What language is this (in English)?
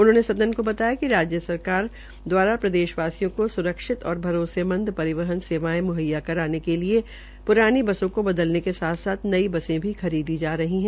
Hindi